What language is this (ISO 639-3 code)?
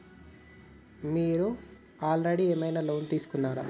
tel